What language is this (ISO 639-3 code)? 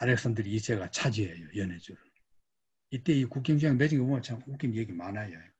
kor